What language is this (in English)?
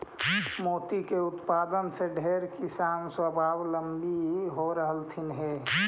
Magahi